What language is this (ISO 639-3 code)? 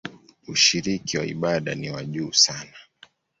swa